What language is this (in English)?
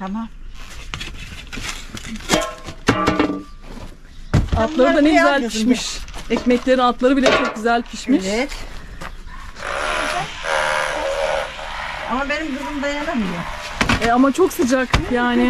Turkish